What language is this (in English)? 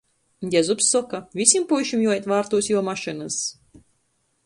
Latgalian